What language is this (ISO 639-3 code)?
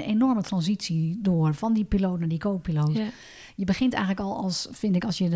nld